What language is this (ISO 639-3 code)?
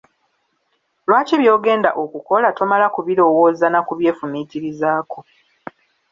lug